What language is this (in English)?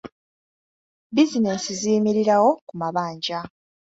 Ganda